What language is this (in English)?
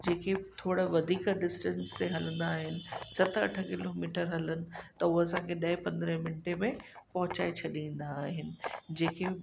Sindhi